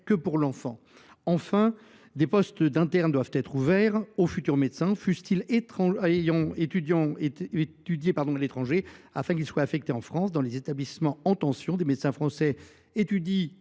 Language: French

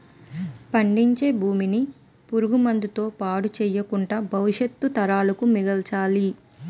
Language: Telugu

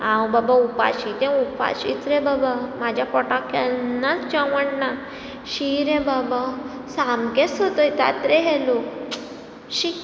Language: Konkani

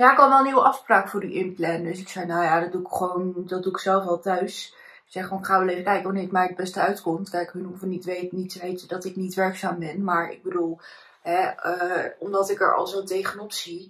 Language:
Dutch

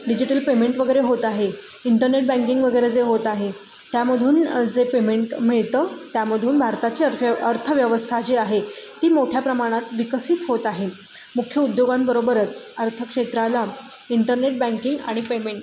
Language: Marathi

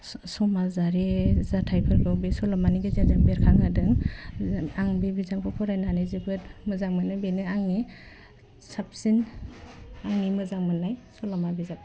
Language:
Bodo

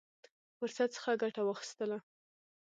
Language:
Pashto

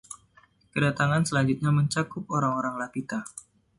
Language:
Indonesian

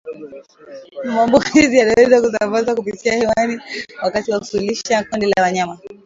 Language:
Swahili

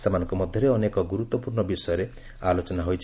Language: Odia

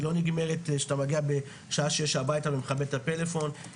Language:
Hebrew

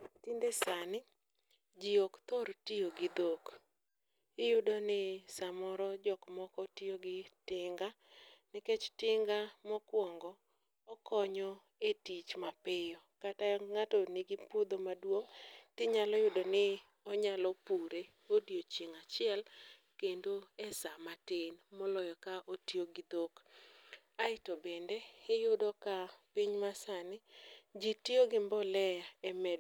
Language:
Luo (Kenya and Tanzania)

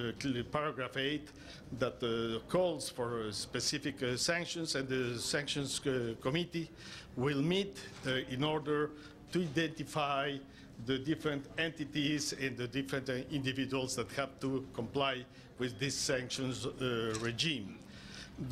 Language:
English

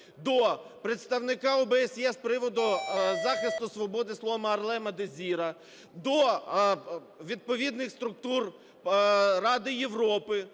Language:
Ukrainian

